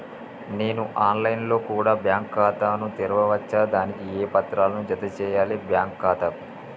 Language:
Telugu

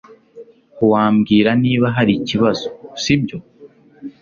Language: Kinyarwanda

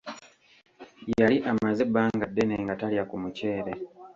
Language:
Ganda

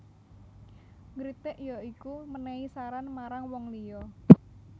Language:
Javanese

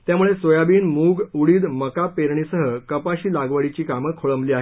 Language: Marathi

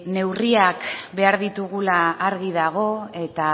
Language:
Basque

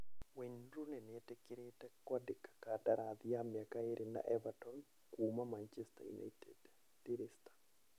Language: Kikuyu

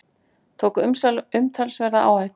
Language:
Icelandic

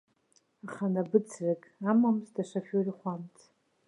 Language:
Abkhazian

